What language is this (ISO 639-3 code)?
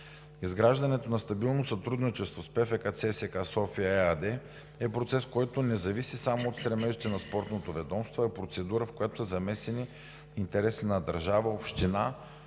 bul